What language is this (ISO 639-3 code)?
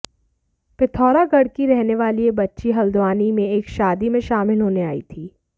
hin